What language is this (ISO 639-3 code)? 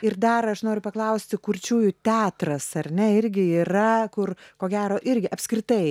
lit